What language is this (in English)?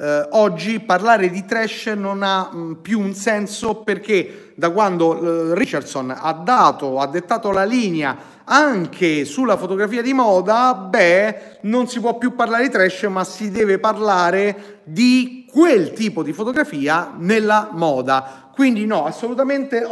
Italian